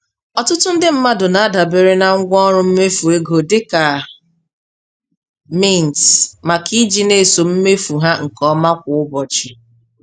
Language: Igbo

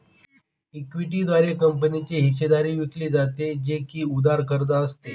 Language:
Marathi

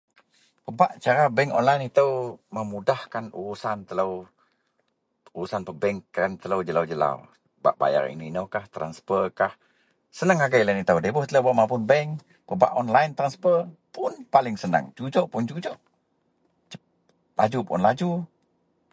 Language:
Central Melanau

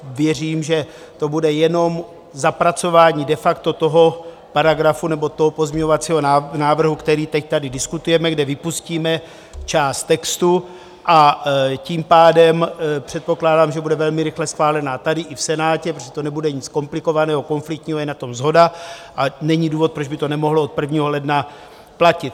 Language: Czech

